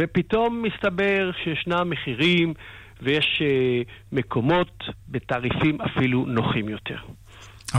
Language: Hebrew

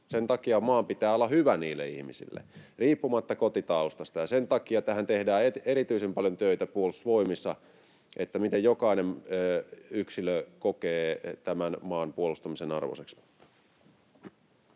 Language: Finnish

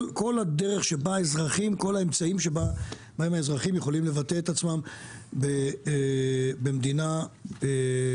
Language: Hebrew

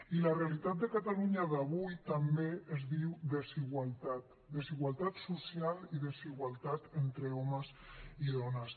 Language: Catalan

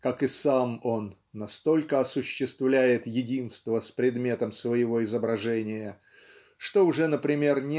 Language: Russian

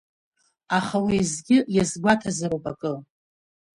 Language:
Abkhazian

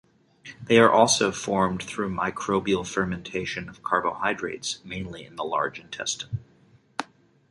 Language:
English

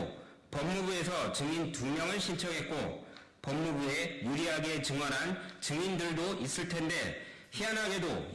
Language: Korean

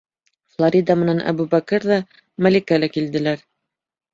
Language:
Bashkir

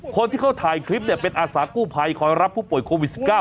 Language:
Thai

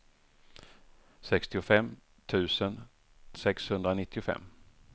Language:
Swedish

